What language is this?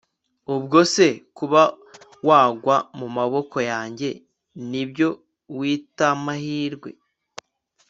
Kinyarwanda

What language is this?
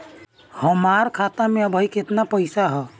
Bhojpuri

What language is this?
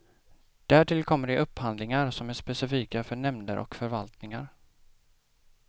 Swedish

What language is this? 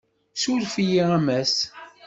Kabyle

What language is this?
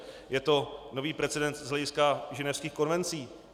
Czech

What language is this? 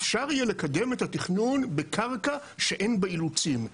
Hebrew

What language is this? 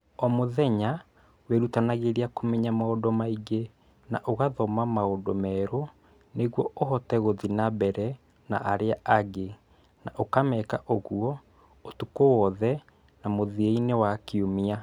Kikuyu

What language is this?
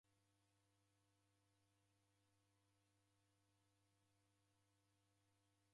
Taita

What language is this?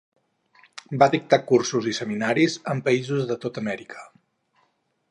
Catalan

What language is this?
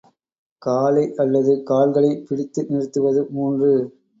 Tamil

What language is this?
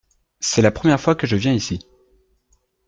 French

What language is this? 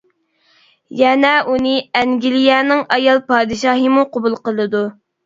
Uyghur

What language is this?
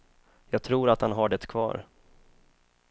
Swedish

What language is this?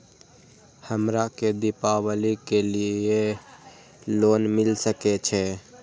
Maithili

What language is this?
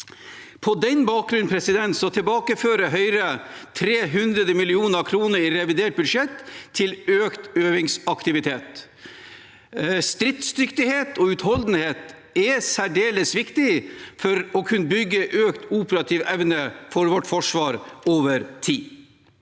Norwegian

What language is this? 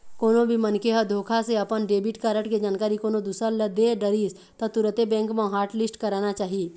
Chhattisgarhi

